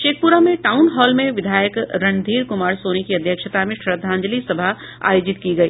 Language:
Hindi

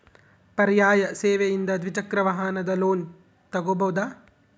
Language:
Kannada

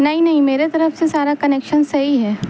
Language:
Urdu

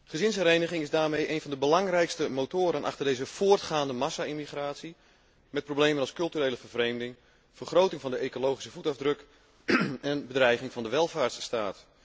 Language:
Dutch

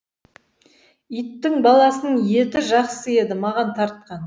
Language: Kazakh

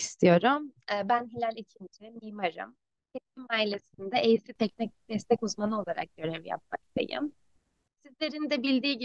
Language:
Turkish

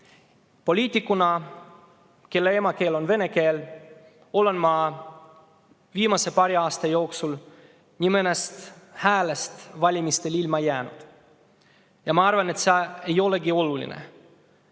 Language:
Estonian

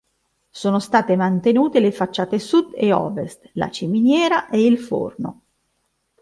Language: Italian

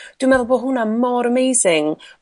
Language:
Welsh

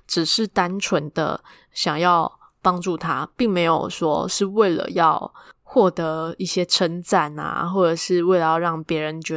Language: Chinese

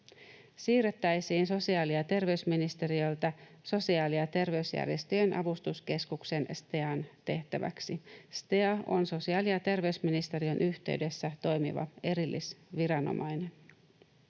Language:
Finnish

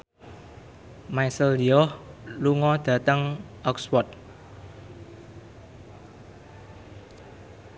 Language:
Javanese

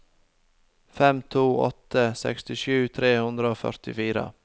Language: Norwegian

